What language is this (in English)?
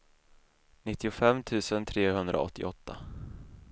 Swedish